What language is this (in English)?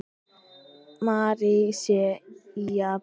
Icelandic